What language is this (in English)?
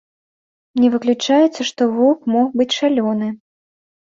Belarusian